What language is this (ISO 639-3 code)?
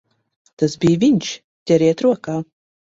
lav